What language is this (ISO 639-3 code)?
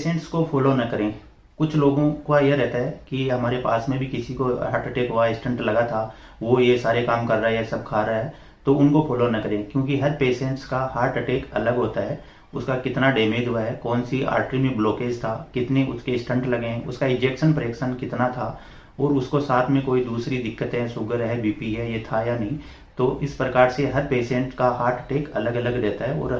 hin